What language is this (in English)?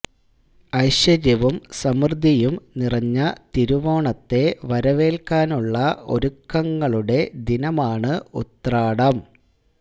Malayalam